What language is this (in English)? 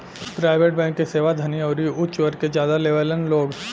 Bhojpuri